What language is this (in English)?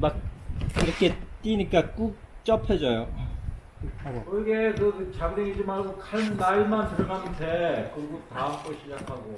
Korean